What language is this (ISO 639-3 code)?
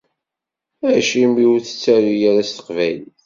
kab